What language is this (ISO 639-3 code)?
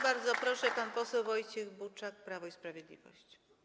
pol